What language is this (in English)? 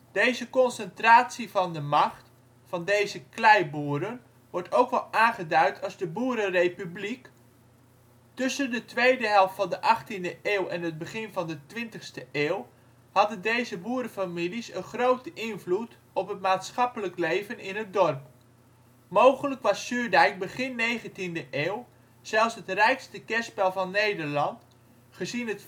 Dutch